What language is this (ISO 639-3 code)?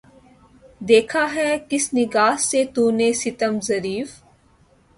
urd